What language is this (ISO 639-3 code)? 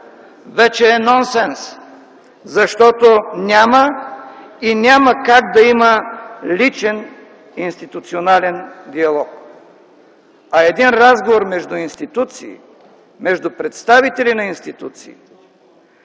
bul